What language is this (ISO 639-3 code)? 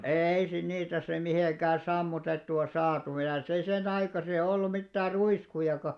fin